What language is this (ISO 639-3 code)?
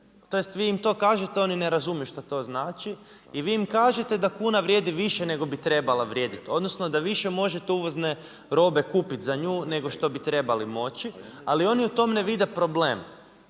hrv